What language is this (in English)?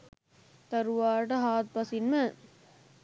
Sinhala